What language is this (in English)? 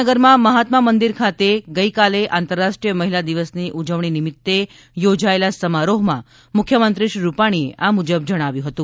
Gujarati